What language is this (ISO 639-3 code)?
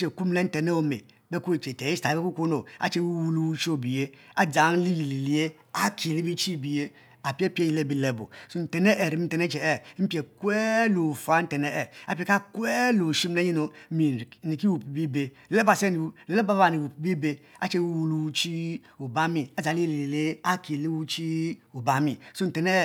mfo